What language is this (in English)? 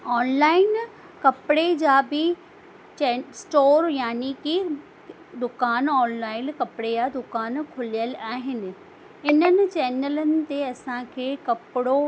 Sindhi